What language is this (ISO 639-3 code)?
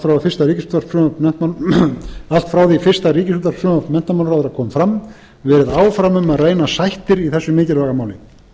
isl